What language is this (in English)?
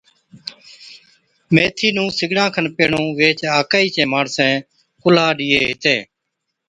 Od